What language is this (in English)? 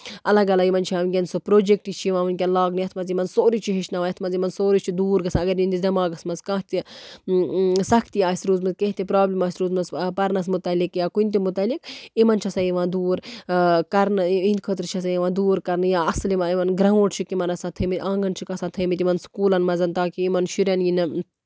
Kashmiri